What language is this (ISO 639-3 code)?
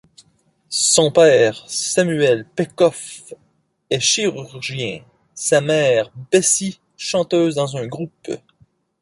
fra